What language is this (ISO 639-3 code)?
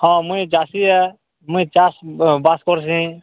ori